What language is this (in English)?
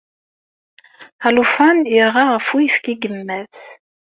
Kabyle